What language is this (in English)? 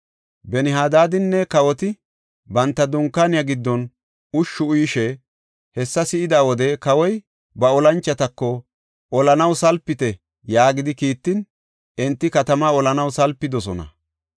Gofa